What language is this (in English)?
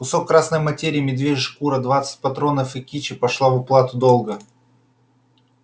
Russian